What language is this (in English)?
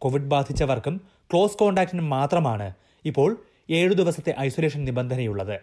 Malayalam